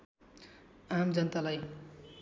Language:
Nepali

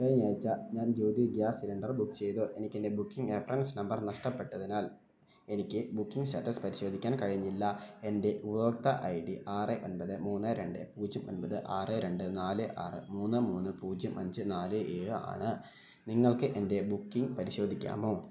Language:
Malayalam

